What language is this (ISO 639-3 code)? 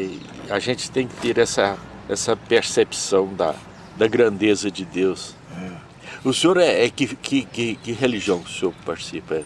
por